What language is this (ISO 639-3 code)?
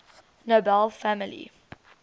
eng